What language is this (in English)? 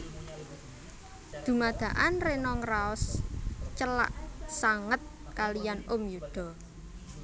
Javanese